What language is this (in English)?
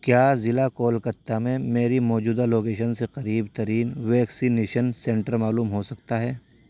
Urdu